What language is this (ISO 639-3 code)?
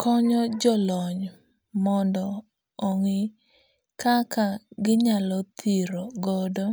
luo